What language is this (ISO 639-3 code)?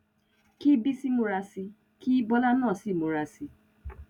yor